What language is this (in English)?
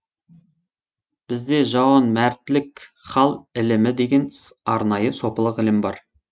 Kazakh